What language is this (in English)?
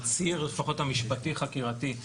Hebrew